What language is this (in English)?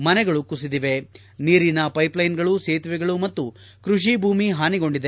Kannada